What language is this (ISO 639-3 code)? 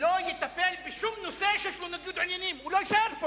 heb